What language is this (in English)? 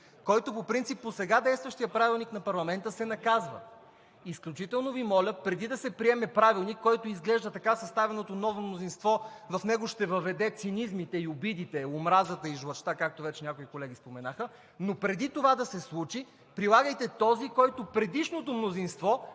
Bulgarian